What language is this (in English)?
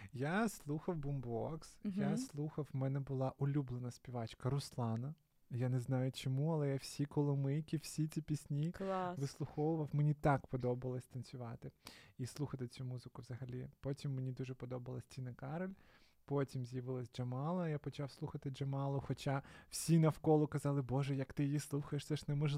Ukrainian